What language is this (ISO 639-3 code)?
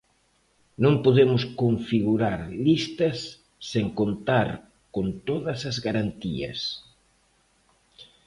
glg